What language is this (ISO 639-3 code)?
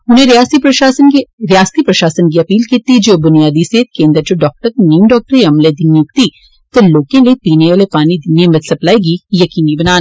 doi